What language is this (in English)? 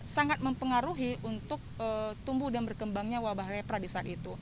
Indonesian